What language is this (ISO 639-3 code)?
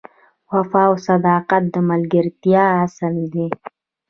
pus